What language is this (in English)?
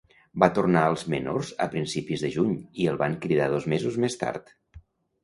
Catalan